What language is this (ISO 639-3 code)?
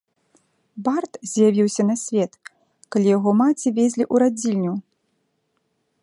bel